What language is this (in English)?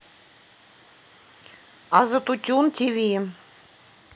Russian